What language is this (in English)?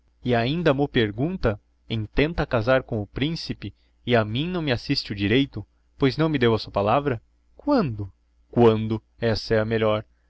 Portuguese